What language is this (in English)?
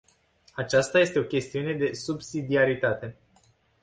Romanian